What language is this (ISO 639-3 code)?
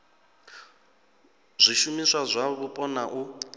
ven